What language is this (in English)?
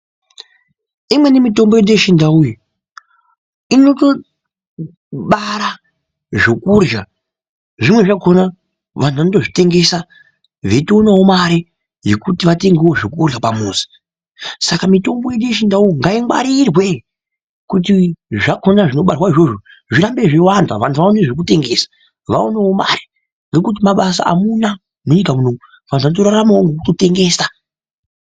Ndau